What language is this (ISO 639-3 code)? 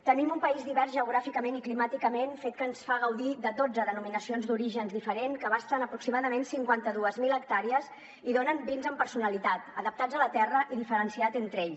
cat